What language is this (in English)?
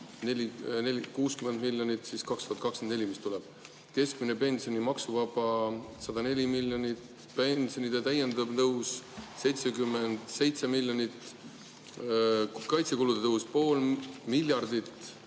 Estonian